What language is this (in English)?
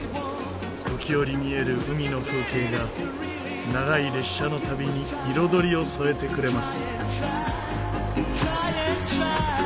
Japanese